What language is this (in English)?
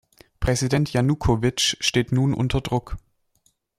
German